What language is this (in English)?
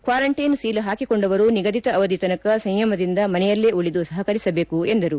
Kannada